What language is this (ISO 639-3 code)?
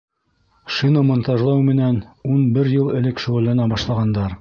bak